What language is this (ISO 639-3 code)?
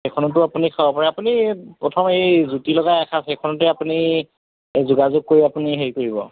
asm